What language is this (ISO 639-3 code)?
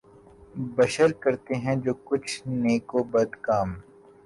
urd